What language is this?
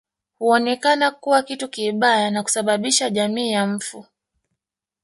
Swahili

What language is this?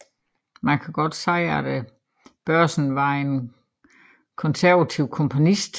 Danish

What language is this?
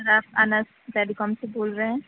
Urdu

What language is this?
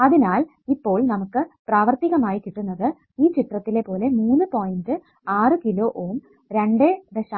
Malayalam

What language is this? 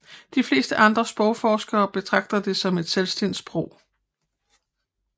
Danish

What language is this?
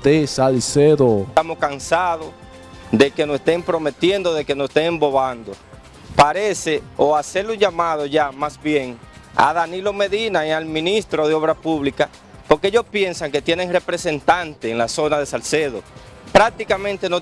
Spanish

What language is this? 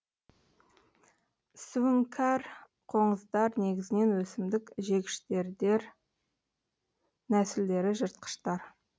Kazakh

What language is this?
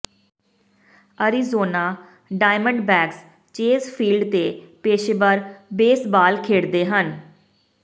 Punjabi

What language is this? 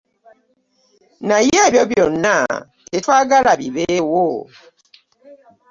Ganda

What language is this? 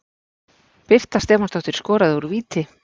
Icelandic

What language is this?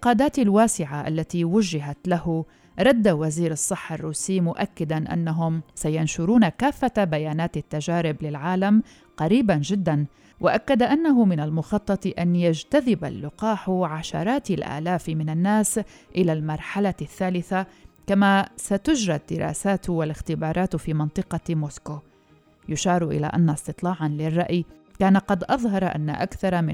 Arabic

